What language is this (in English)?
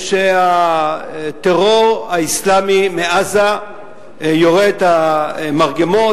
Hebrew